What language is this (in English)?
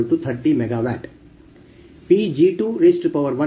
Kannada